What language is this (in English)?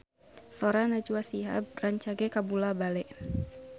Sundanese